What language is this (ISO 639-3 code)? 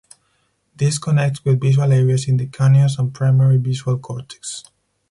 eng